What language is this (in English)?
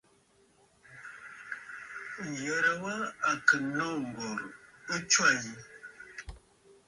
Bafut